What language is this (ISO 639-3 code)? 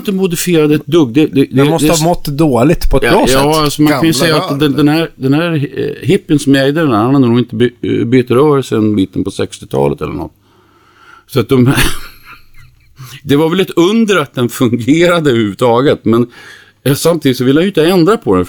swe